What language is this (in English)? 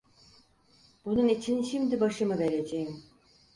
Turkish